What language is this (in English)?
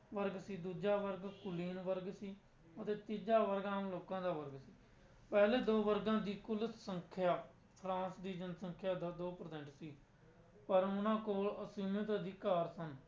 Punjabi